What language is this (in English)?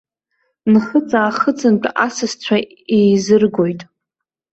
Abkhazian